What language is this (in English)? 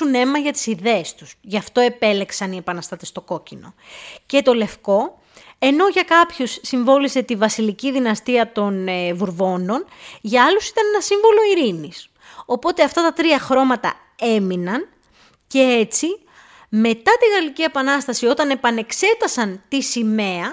Greek